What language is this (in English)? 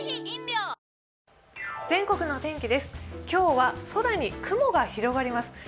Japanese